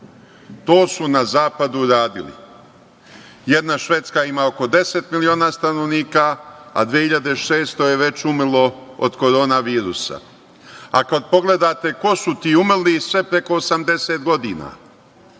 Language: Serbian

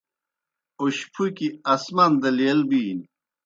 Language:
Kohistani Shina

